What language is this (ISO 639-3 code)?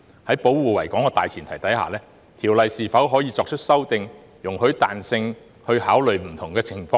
yue